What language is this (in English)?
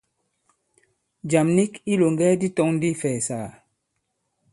Bankon